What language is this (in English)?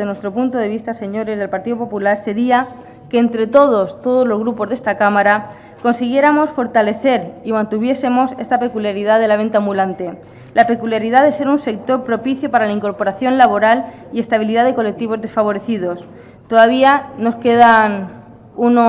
Spanish